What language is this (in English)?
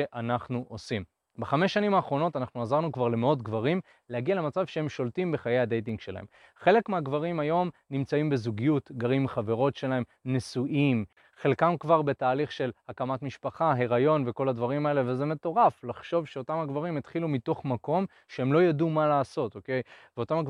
Hebrew